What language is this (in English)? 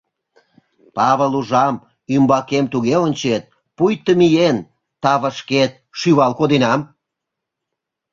Mari